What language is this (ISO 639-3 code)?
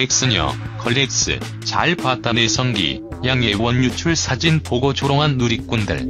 kor